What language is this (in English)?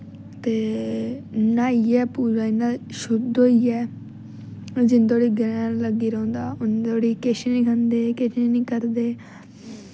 Dogri